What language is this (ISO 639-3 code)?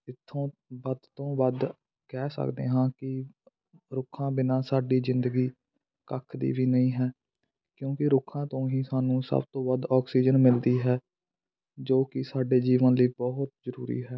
pan